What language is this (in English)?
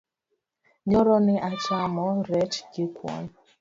Luo (Kenya and Tanzania)